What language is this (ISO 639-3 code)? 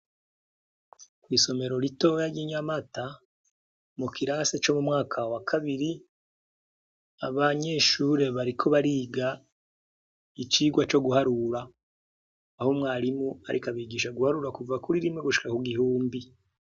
run